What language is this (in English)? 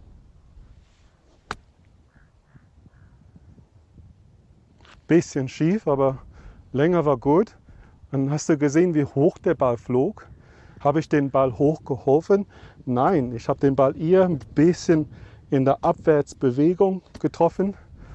German